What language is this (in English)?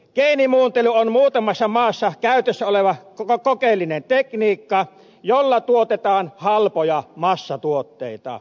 Finnish